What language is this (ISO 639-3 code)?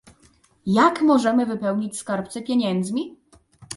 pol